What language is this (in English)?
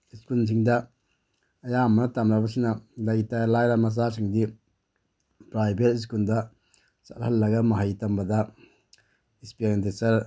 Manipuri